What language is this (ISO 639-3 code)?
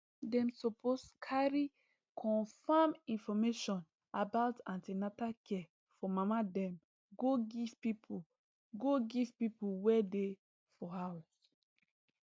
pcm